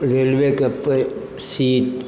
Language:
Maithili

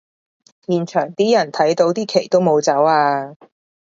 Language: Cantonese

